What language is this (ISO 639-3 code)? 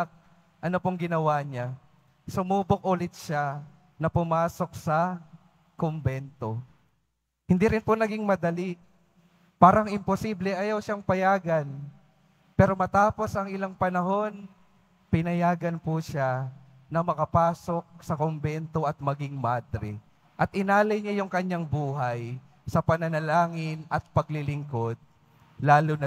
fil